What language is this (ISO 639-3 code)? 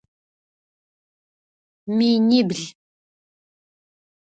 ady